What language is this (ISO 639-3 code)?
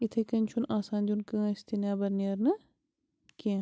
kas